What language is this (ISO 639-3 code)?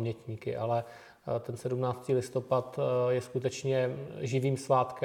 ces